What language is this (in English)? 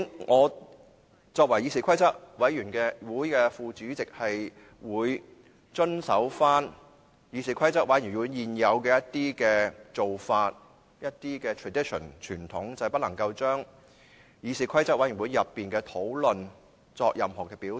Cantonese